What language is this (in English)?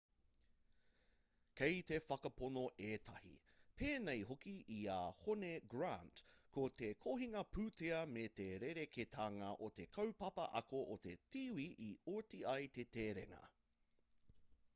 Māori